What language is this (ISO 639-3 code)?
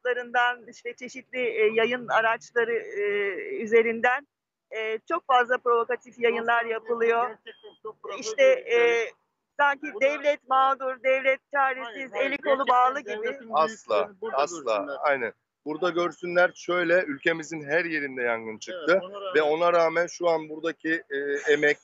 tur